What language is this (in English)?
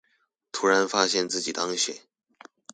Chinese